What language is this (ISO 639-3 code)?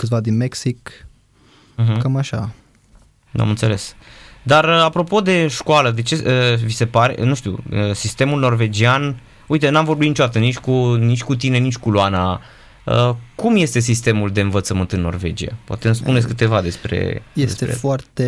ron